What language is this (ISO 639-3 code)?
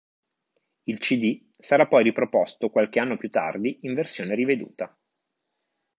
ita